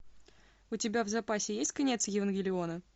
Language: Russian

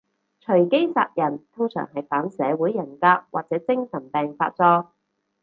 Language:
Cantonese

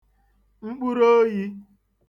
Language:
Igbo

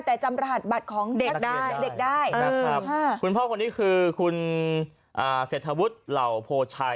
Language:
Thai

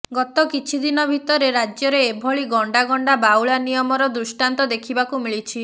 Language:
Odia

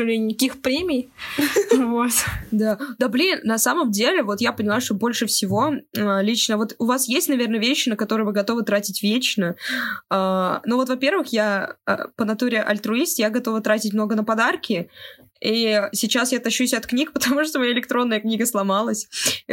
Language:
Russian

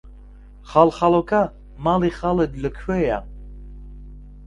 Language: Central Kurdish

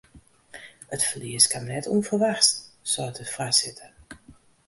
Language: Western Frisian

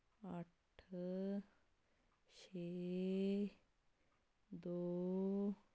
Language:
Punjabi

